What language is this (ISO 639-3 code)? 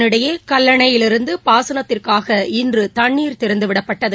tam